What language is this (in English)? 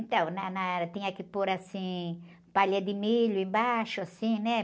Portuguese